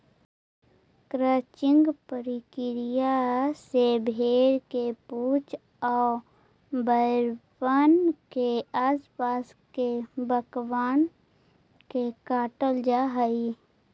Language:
Magahi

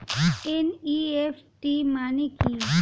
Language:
Bangla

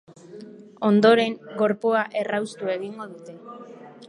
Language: Basque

